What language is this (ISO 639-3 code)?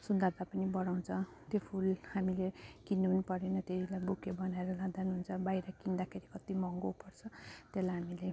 nep